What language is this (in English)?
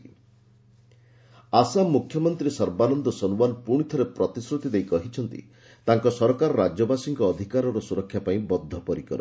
Odia